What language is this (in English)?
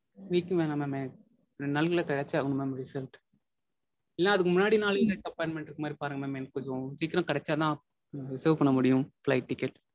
Tamil